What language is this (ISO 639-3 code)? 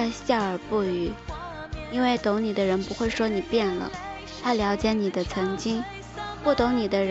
zho